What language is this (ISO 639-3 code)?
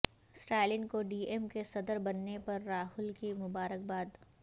urd